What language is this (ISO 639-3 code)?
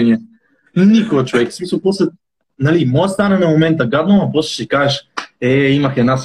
bul